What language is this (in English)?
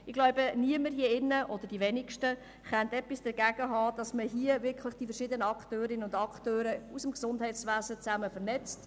Swiss German